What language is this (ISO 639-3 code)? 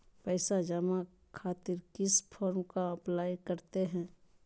mag